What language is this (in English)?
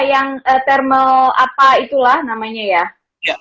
Indonesian